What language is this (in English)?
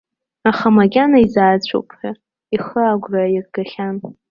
Abkhazian